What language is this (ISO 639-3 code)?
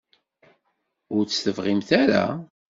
kab